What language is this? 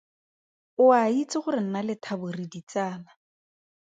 Tswana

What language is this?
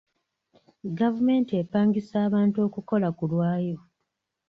Ganda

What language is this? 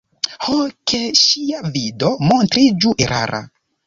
Esperanto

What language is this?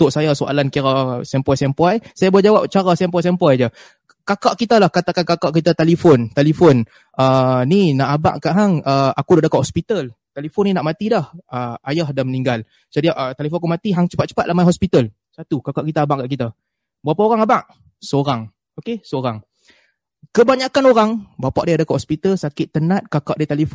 Malay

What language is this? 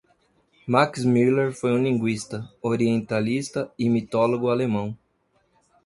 Portuguese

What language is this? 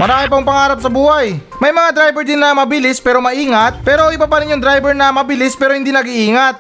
Filipino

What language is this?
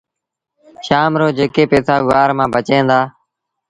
Sindhi Bhil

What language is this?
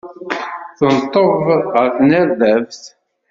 Kabyle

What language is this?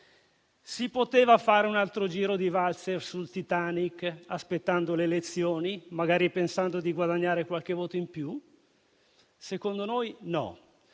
Italian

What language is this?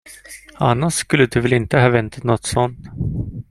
Swedish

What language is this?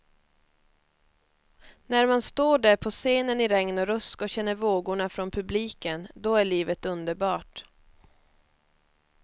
Swedish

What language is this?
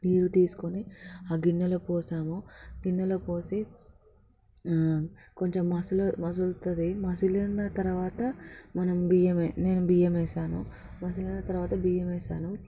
Telugu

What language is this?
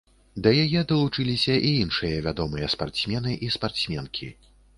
Belarusian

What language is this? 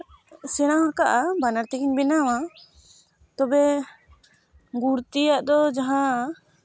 Santali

